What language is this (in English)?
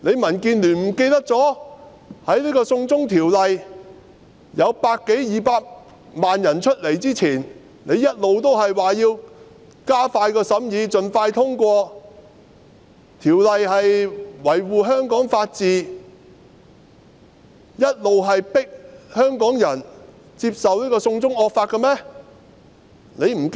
Cantonese